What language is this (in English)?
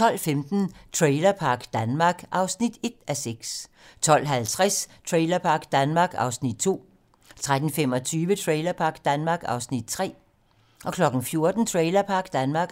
Danish